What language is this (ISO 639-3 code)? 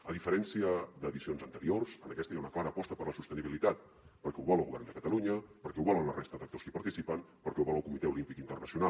cat